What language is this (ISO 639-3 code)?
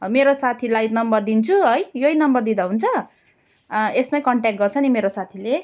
nep